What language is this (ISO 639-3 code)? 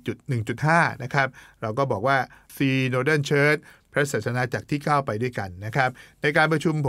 tha